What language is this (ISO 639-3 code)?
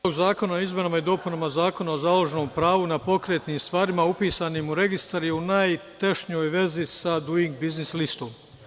srp